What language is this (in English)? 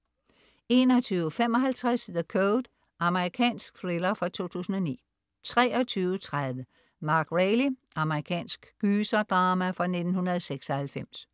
Danish